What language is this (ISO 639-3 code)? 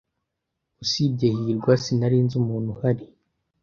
kin